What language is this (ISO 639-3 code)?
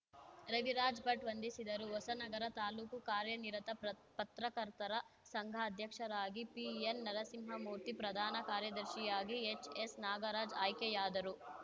kan